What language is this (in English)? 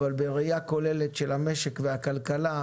Hebrew